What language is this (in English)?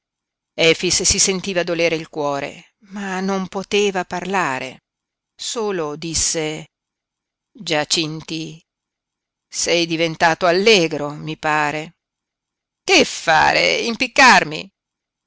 Italian